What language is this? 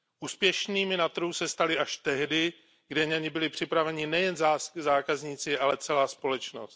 Czech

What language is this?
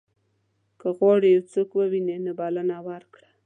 Pashto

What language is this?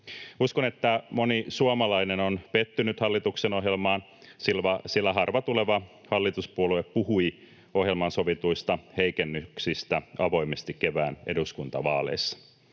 Finnish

